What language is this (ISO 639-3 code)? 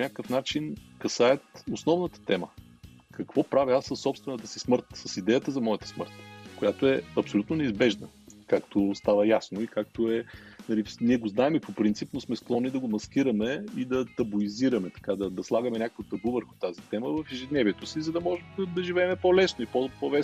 bul